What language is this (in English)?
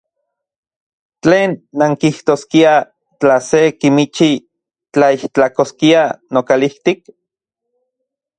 Central Puebla Nahuatl